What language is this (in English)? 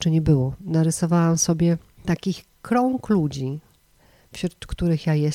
Polish